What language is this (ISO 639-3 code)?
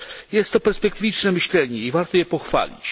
pol